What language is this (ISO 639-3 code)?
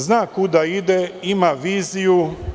srp